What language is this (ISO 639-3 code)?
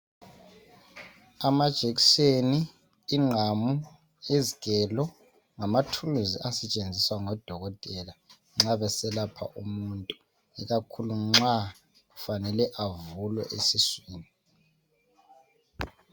nde